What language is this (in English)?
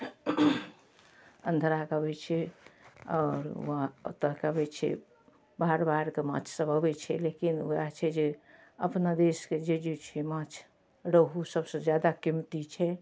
Maithili